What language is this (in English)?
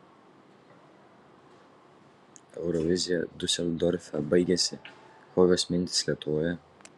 Lithuanian